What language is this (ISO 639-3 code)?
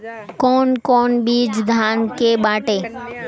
bho